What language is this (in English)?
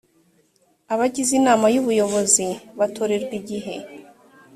Kinyarwanda